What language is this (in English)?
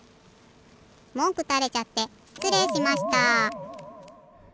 Japanese